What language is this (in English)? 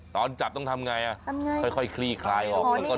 Thai